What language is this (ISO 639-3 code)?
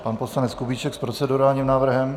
ces